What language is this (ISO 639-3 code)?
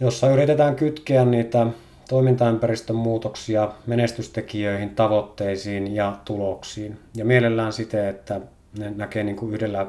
fin